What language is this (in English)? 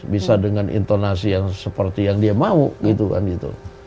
Indonesian